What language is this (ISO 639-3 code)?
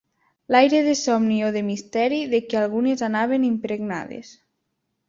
cat